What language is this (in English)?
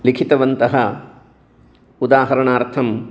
Sanskrit